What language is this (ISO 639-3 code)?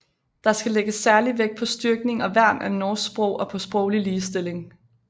dan